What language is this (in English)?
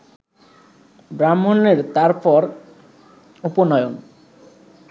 Bangla